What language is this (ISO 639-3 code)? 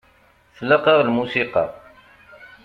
kab